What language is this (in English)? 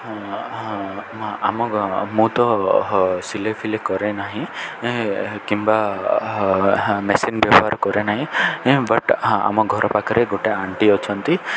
Odia